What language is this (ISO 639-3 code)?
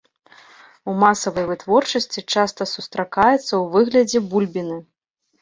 bel